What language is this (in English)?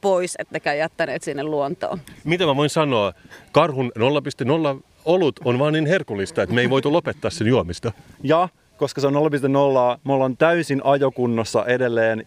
Finnish